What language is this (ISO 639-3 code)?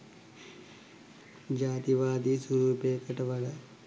sin